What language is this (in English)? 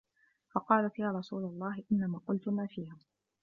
Arabic